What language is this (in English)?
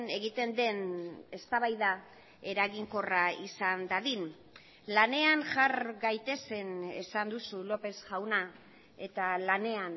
Basque